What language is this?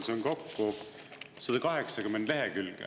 Estonian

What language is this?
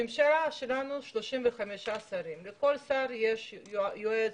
Hebrew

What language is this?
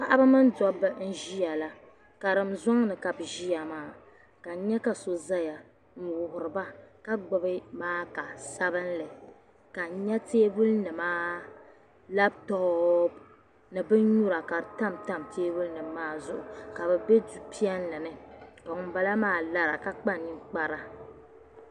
Dagbani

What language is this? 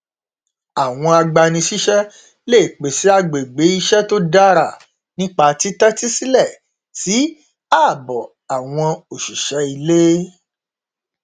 Yoruba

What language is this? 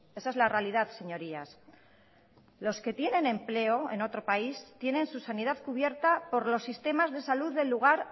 Spanish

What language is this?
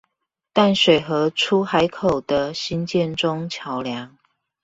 Chinese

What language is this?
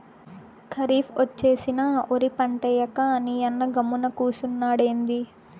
Telugu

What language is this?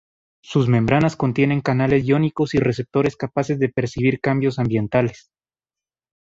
Spanish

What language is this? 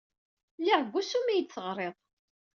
Kabyle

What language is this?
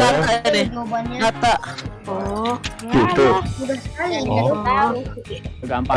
Indonesian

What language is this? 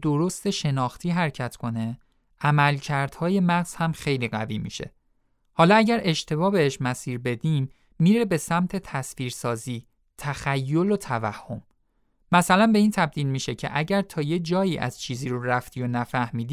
Persian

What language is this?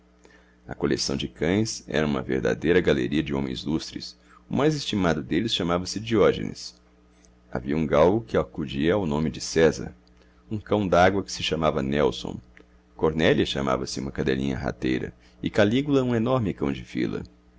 Portuguese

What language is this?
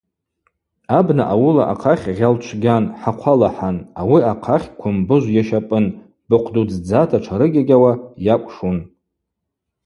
Abaza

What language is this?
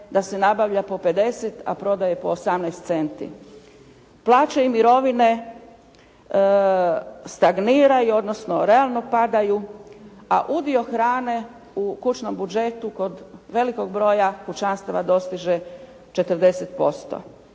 Croatian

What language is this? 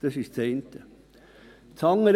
Swiss German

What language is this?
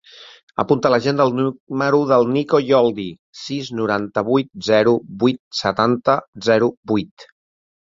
Catalan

